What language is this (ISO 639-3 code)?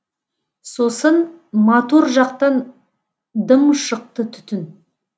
kaz